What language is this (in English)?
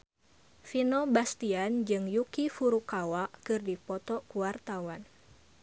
Sundanese